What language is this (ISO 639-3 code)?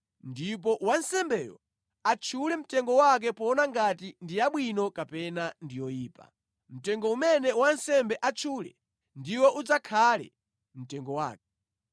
nya